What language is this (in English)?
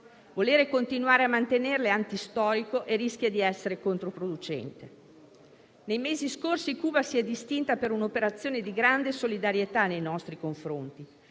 Italian